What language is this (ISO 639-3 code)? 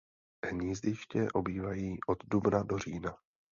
ces